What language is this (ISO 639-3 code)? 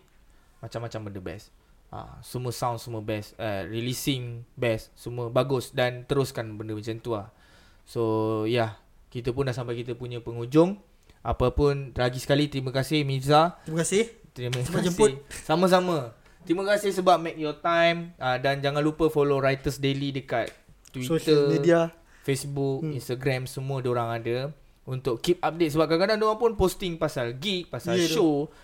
msa